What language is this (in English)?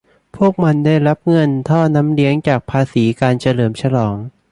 Thai